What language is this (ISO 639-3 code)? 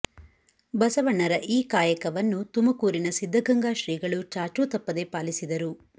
kan